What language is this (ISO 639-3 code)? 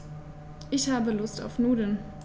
deu